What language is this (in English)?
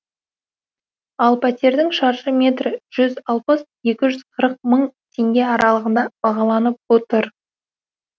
Kazakh